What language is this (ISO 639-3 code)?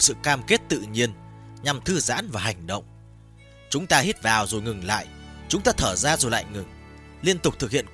vie